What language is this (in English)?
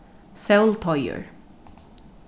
Faroese